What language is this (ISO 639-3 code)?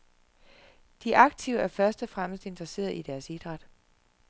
dan